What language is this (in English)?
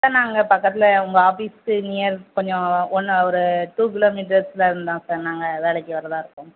Tamil